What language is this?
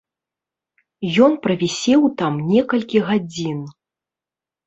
Belarusian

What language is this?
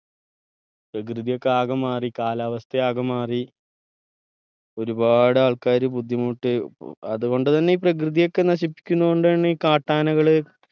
Malayalam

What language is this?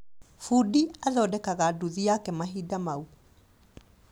Kikuyu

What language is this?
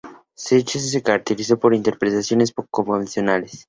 Spanish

